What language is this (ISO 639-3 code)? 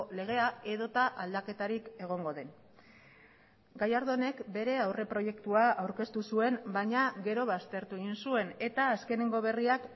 eus